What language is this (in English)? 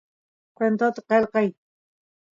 Santiago del Estero Quichua